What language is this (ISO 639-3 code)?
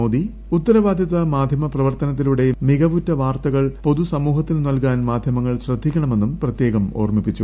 mal